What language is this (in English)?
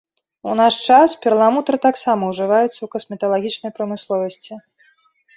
Belarusian